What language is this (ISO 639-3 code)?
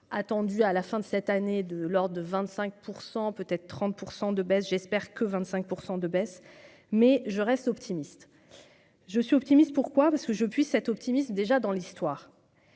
fra